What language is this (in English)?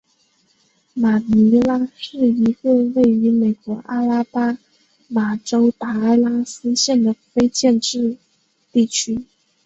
Chinese